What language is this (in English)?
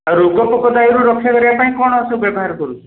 Odia